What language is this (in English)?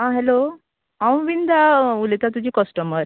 Konkani